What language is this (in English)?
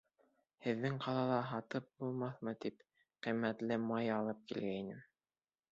Bashkir